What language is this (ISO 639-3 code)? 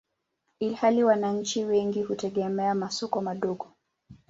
swa